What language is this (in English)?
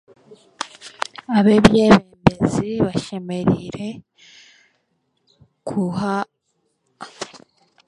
Chiga